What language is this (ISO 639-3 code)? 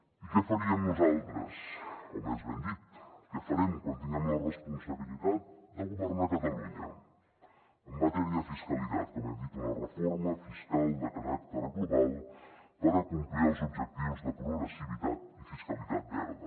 cat